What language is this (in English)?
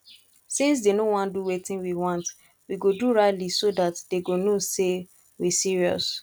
Nigerian Pidgin